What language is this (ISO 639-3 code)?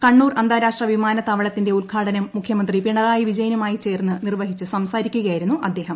mal